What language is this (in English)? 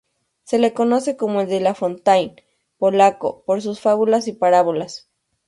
Spanish